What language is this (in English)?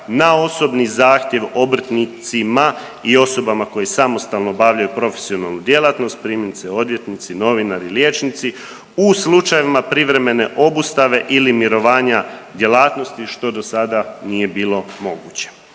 Croatian